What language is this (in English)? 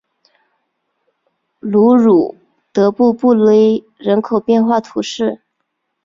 Chinese